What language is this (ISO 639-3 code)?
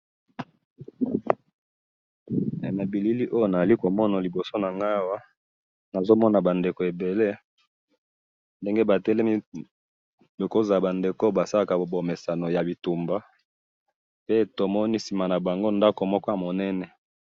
lin